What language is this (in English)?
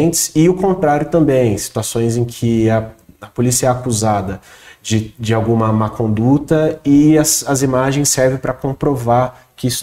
Portuguese